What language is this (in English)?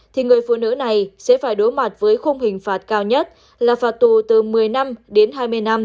Vietnamese